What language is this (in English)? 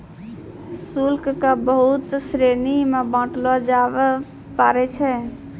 Maithili